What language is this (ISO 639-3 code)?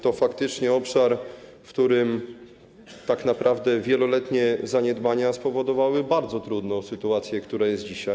pol